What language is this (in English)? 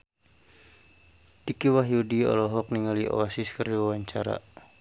Sundanese